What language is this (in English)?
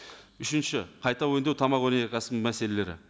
Kazakh